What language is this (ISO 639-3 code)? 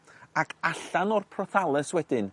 cym